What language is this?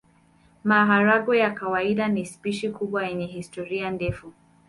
Swahili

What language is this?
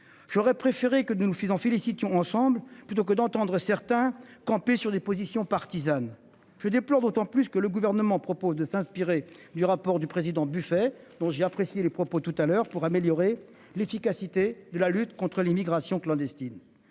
French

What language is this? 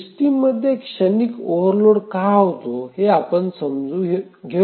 Marathi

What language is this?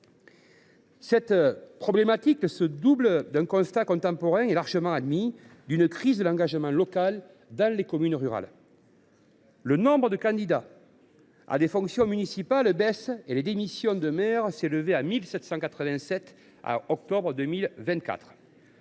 French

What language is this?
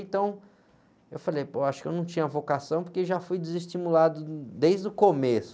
Portuguese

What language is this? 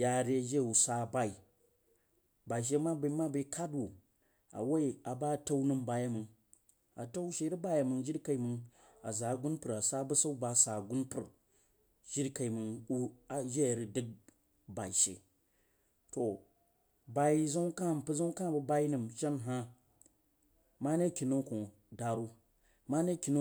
Jiba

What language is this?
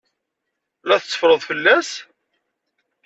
Kabyle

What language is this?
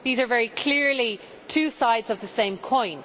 English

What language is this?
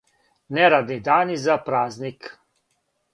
Serbian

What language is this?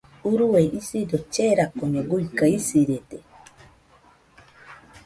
Nüpode Huitoto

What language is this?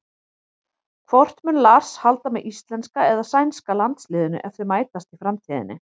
Icelandic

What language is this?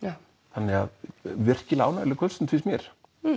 Icelandic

